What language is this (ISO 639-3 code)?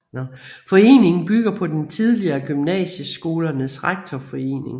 dan